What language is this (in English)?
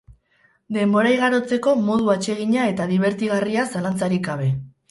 Basque